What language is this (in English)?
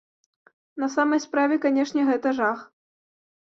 Belarusian